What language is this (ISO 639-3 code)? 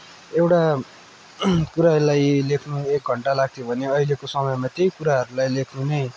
nep